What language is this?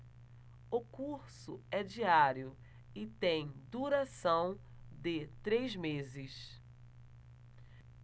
Portuguese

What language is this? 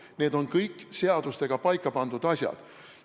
Estonian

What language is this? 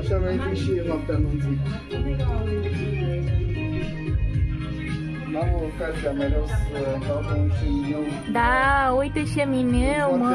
Romanian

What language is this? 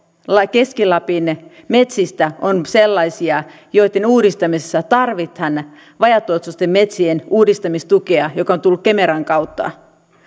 Finnish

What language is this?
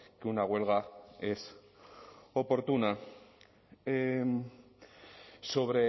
Spanish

